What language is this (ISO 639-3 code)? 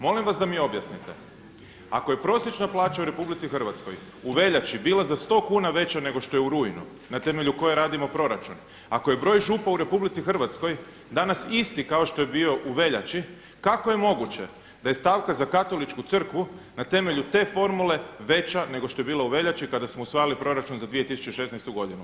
hrv